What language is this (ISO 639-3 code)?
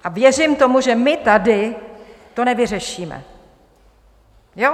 ces